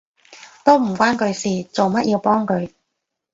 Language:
Cantonese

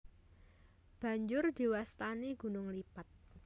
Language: Javanese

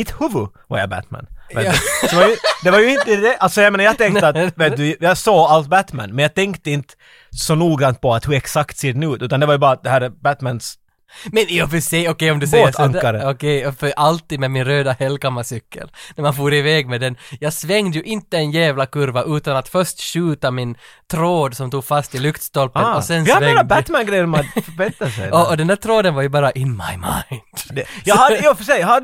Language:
Swedish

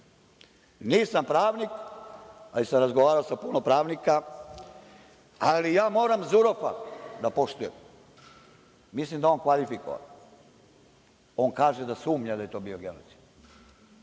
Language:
Serbian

